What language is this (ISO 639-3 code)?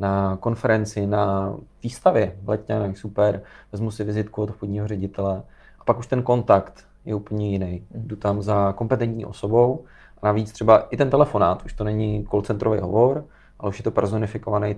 ces